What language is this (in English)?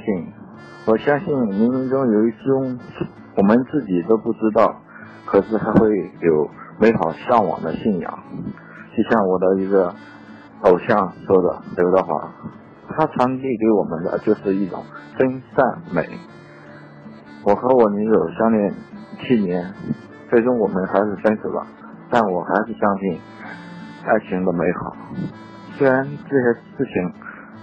Chinese